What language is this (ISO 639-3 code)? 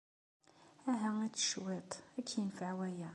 kab